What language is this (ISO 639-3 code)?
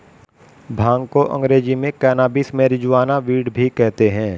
hin